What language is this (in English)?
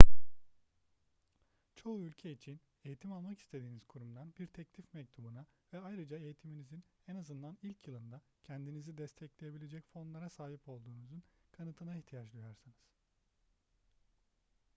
Turkish